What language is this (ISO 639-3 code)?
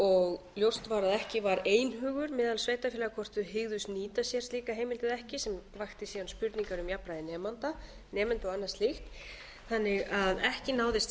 isl